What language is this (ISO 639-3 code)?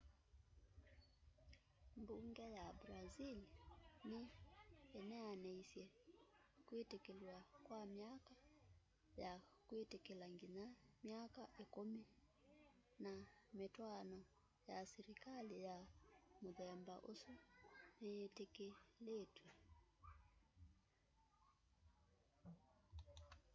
kam